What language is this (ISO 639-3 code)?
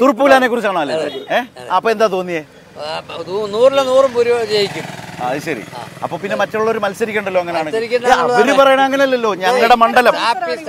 ind